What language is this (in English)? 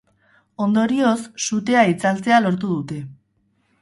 Basque